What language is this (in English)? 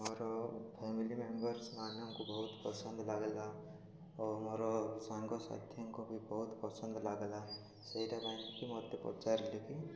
Odia